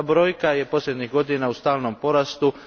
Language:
Croatian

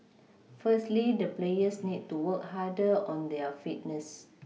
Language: English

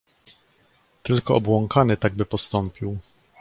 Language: Polish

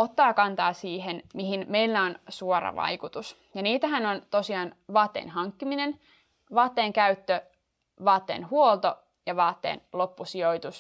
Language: Finnish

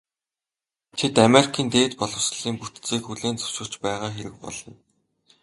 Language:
Mongolian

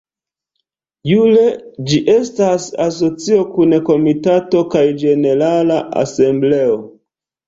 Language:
Esperanto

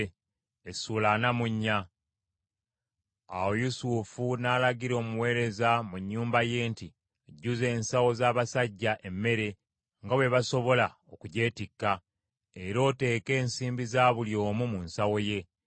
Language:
Ganda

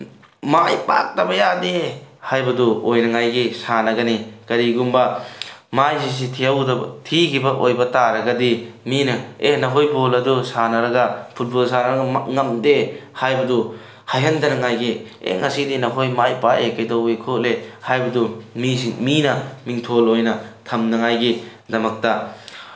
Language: Manipuri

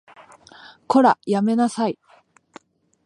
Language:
Japanese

